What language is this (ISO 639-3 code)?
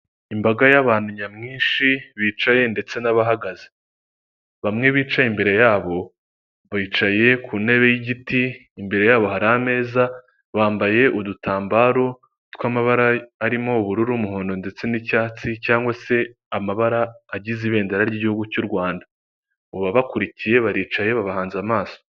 kin